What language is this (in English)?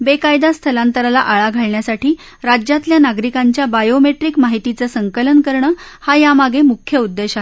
Marathi